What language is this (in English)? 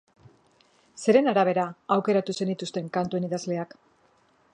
Basque